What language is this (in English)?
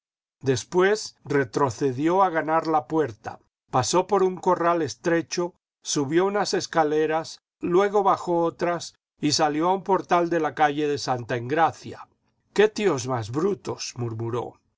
Spanish